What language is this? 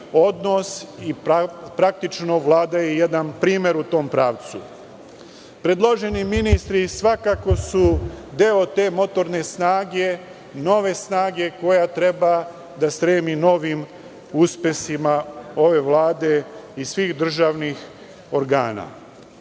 Serbian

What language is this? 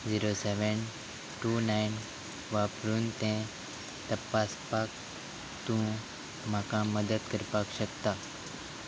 Konkani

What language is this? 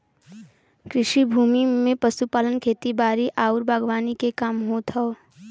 Bhojpuri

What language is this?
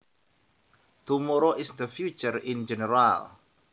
Javanese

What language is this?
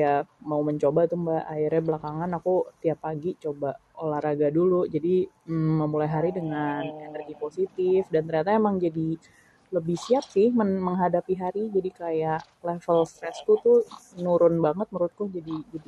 Indonesian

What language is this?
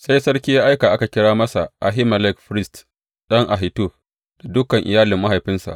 Hausa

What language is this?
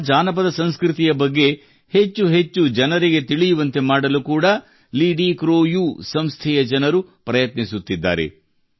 Kannada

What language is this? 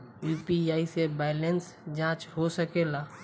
Bhojpuri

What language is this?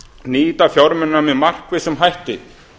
Icelandic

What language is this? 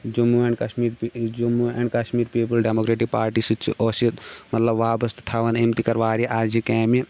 Kashmiri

